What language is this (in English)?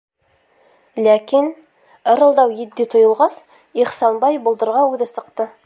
Bashkir